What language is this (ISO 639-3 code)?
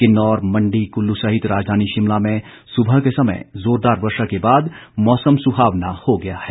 hin